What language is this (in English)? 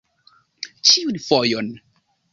Esperanto